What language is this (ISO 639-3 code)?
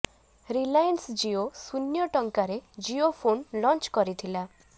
ori